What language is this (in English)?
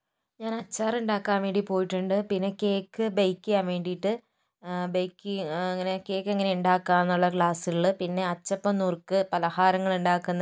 Malayalam